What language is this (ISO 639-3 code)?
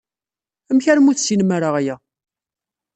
kab